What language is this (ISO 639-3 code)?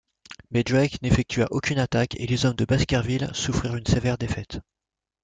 fra